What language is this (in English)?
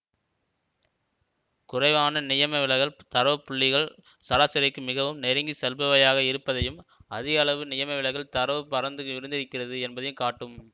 Tamil